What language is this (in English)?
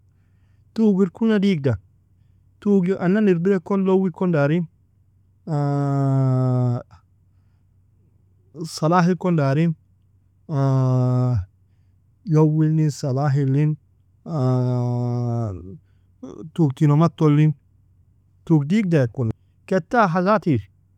Nobiin